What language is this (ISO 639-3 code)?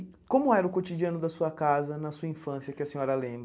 por